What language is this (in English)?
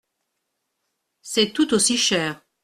French